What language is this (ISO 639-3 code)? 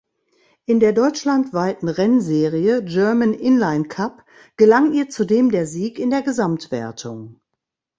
deu